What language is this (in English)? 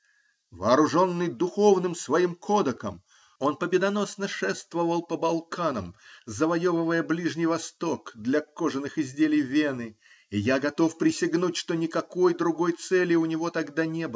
Russian